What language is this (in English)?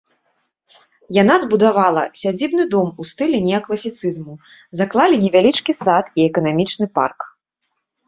Belarusian